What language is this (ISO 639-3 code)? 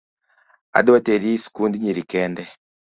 luo